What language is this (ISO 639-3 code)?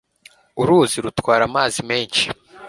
kin